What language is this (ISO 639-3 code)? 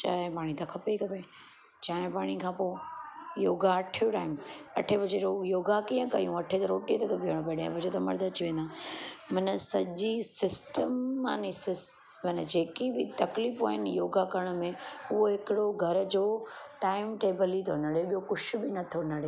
snd